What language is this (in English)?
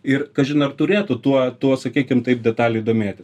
Lithuanian